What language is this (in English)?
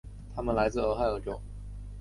Chinese